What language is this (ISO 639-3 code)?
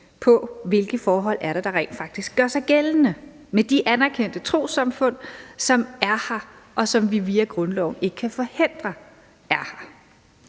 dan